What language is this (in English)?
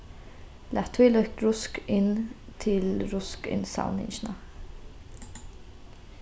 Faroese